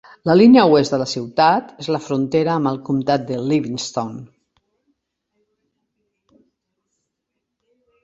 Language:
Catalan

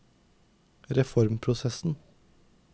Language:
Norwegian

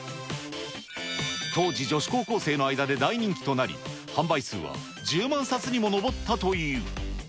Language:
Japanese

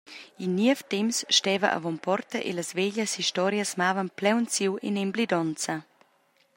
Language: Romansh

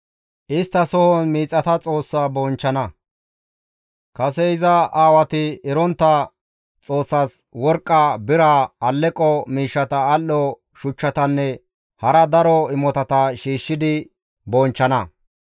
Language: Gamo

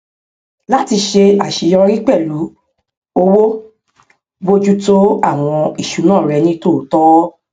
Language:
Yoruba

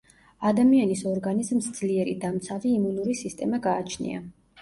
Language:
Georgian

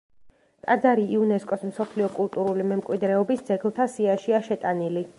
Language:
Georgian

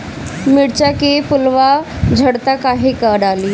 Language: Bhojpuri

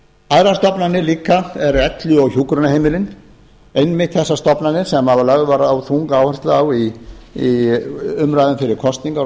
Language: Icelandic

